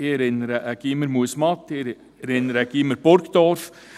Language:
Swiss German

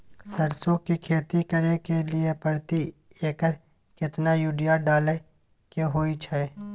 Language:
Maithili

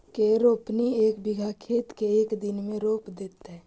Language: Magahi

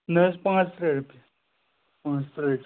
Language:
Kashmiri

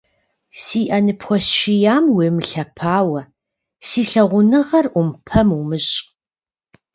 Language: Kabardian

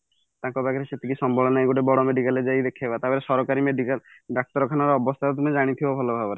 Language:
Odia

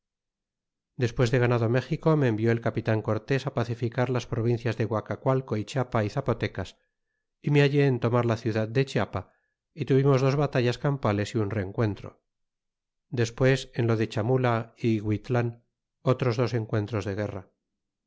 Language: Spanish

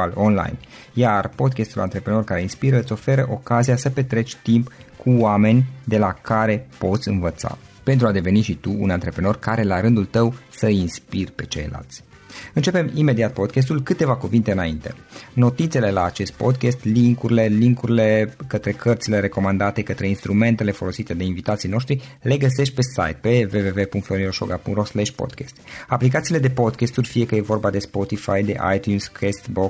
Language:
Romanian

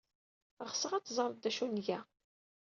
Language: Kabyle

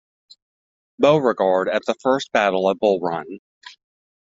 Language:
English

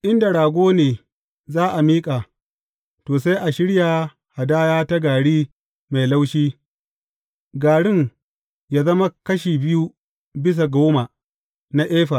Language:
Hausa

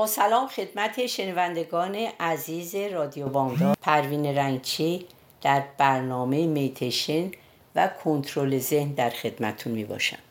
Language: Persian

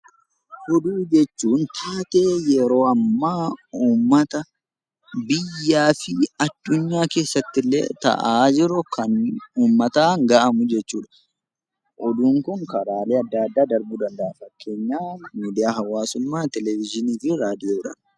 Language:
Oromo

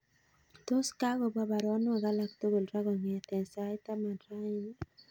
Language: Kalenjin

